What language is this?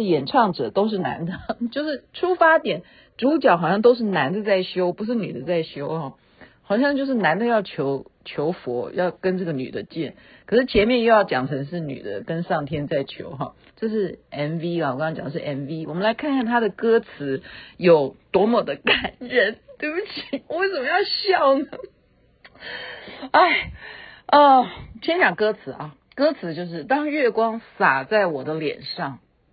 Chinese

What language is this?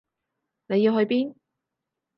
Cantonese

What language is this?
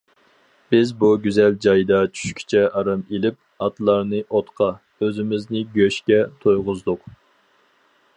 Uyghur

